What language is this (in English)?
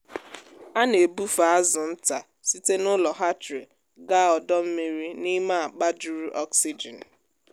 Igbo